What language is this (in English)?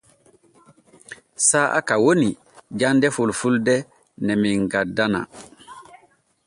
Borgu Fulfulde